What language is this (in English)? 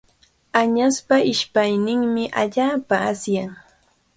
Cajatambo North Lima Quechua